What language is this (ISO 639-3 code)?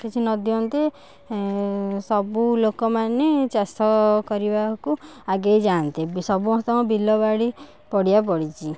ori